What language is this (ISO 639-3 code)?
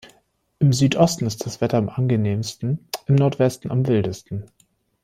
deu